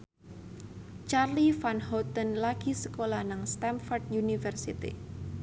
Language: Javanese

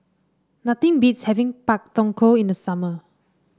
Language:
English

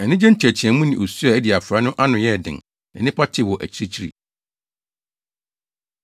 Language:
Akan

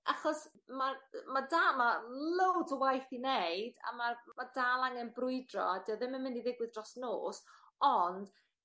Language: Welsh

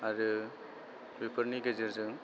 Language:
Bodo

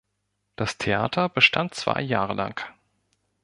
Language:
German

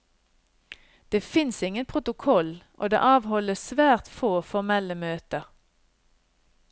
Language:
Norwegian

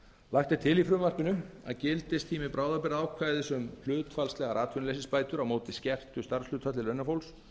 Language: Icelandic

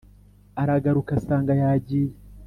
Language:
Kinyarwanda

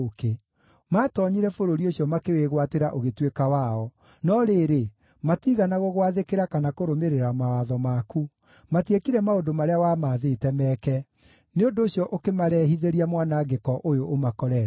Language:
Kikuyu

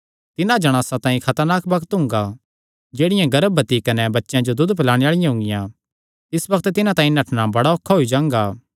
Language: Kangri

